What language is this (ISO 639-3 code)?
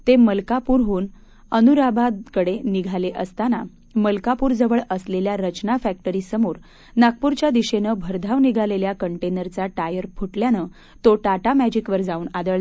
mar